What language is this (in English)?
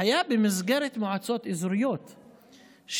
Hebrew